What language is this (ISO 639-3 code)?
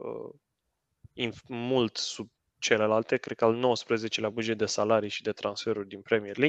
ron